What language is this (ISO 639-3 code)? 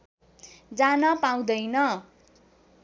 nep